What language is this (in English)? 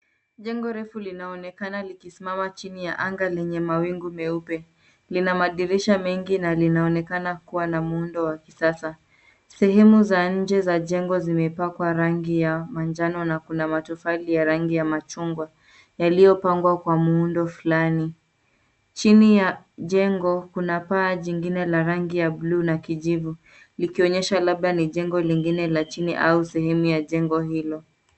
Swahili